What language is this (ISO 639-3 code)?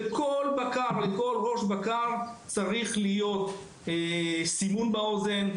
heb